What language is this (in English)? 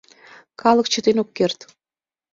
Mari